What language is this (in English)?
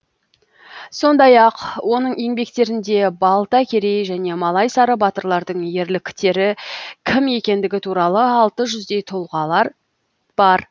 Kazakh